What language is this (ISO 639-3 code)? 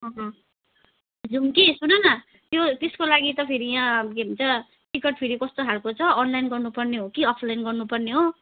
nep